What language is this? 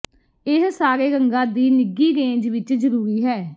Punjabi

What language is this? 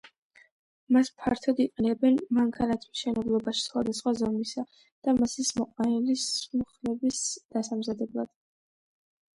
Georgian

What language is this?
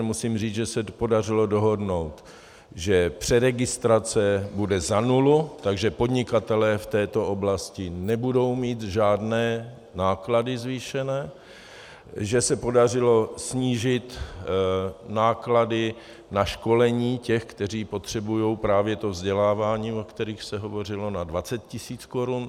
Czech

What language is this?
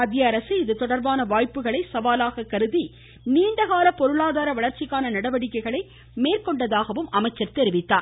Tamil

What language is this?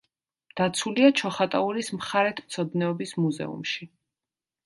Georgian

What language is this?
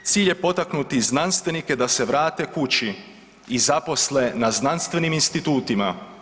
Croatian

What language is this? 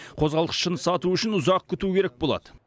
Kazakh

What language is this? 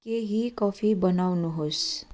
Nepali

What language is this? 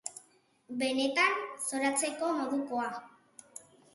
Basque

